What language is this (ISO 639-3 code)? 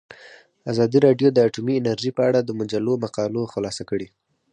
pus